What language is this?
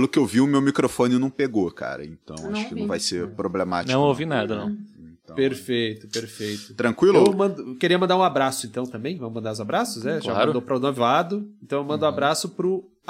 Portuguese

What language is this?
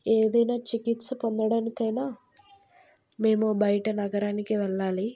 Telugu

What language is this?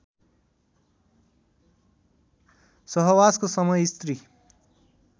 Nepali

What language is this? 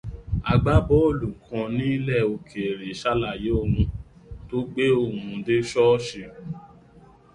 Yoruba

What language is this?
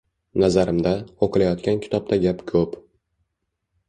Uzbek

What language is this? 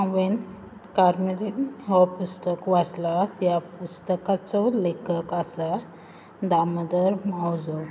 Konkani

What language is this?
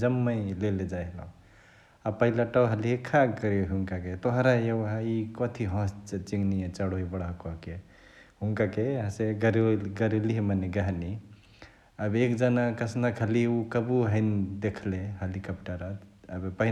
Chitwania Tharu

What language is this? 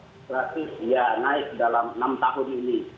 Indonesian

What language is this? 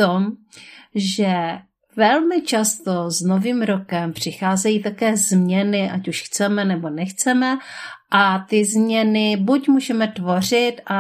Czech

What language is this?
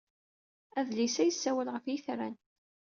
Kabyle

